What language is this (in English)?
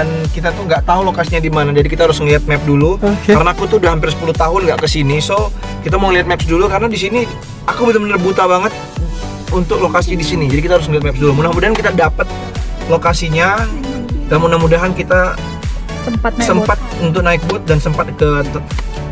Indonesian